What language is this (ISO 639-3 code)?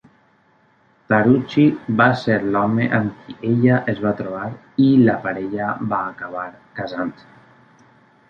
cat